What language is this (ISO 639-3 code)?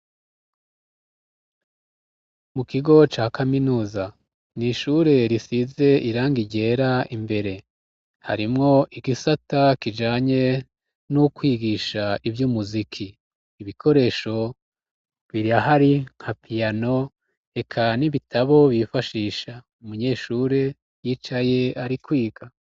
run